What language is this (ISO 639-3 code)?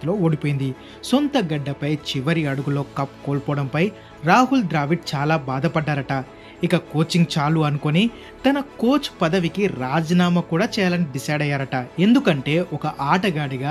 tel